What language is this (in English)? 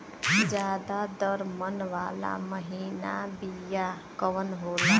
Bhojpuri